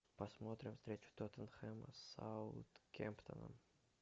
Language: Russian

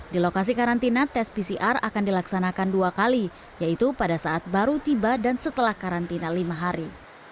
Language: Indonesian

